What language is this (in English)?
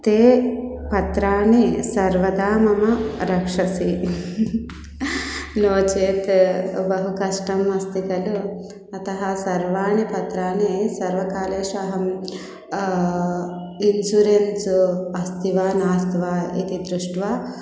Sanskrit